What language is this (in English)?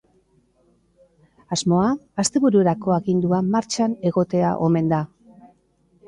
Basque